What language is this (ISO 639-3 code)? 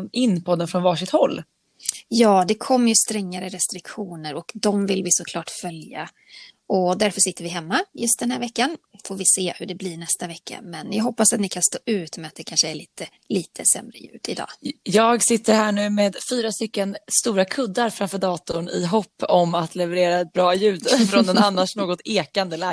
swe